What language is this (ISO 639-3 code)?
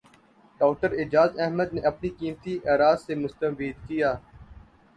urd